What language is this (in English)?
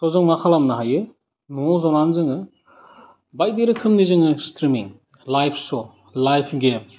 Bodo